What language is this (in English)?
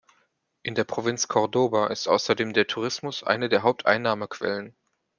German